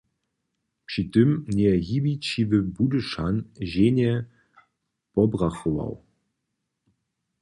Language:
Upper Sorbian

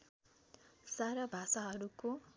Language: Nepali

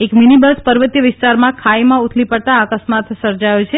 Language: Gujarati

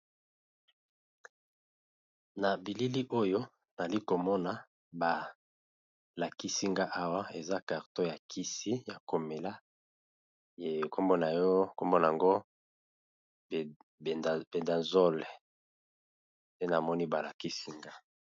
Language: Lingala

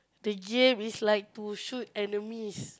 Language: English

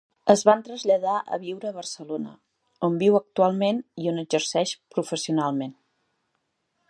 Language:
Catalan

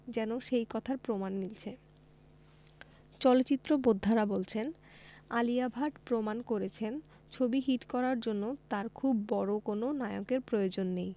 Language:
Bangla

